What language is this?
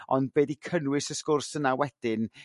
Welsh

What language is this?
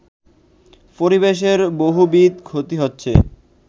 Bangla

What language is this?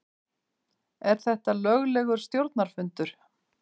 Icelandic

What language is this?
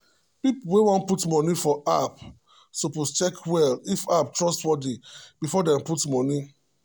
Nigerian Pidgin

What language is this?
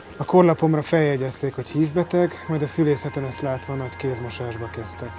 Hungarian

